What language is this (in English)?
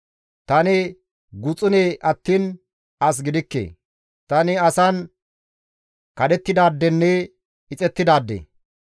Gamo